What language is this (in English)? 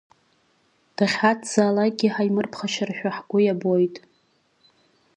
Abkhazian